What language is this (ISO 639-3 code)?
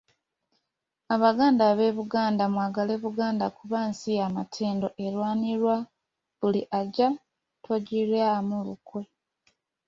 lug